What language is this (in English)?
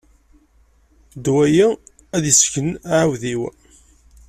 Kabyle